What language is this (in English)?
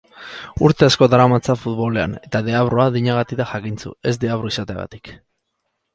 Basque